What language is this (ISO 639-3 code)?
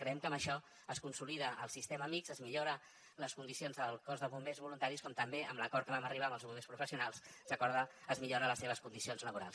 cat